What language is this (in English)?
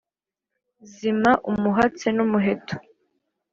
Kinyarwanda